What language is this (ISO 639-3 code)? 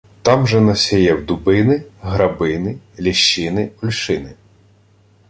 ukr